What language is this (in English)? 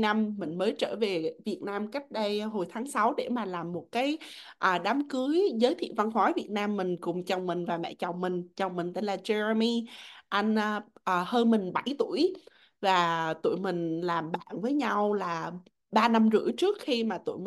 Vietnamese